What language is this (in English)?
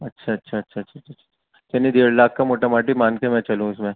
Urdu